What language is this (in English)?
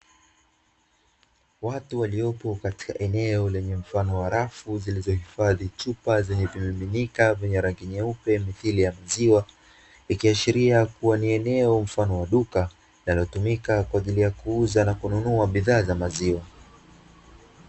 Swahili